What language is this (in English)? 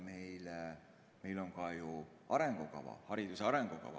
Estonian